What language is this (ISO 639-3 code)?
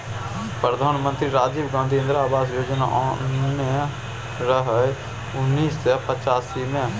mai